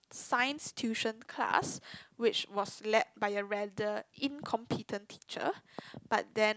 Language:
English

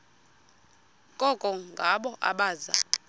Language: Xhosa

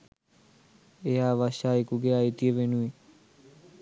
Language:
Sinhala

